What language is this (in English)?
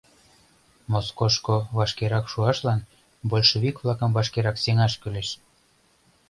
Mari